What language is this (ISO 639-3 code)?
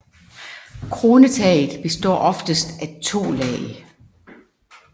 dan